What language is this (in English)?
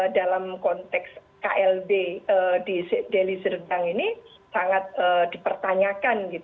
Indonesian